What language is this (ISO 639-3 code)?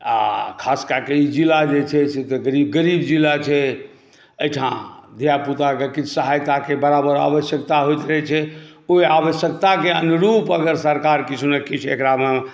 mai